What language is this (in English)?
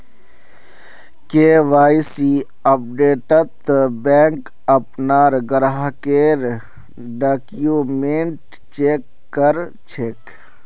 Magahi